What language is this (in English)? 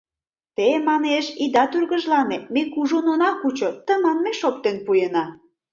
Mari